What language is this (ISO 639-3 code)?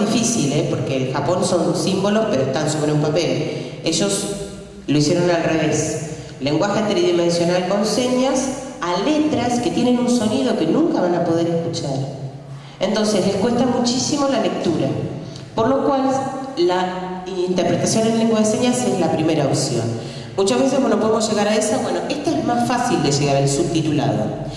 spa